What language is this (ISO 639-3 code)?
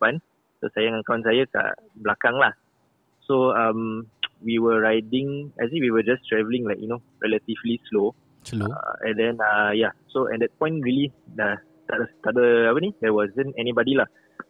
msa